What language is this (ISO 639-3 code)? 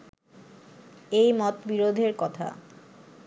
ben